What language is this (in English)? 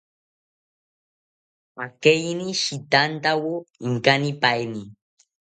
South Ucayali Ashéninka